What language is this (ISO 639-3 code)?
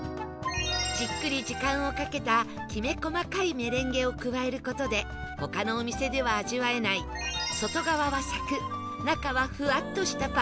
jpn